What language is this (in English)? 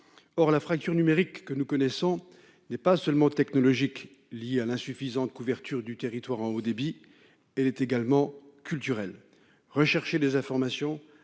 French